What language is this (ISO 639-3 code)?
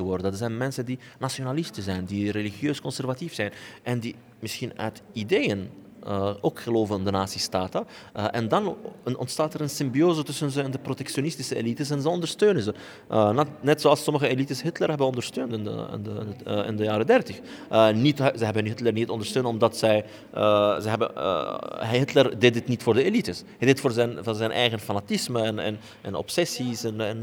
nld